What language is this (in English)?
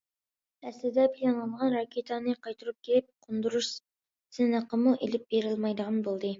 Uyghur